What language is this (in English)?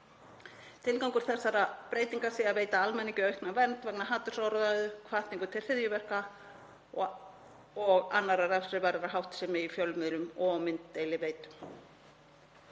Icelandic